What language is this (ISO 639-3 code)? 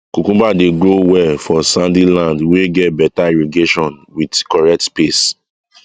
pcm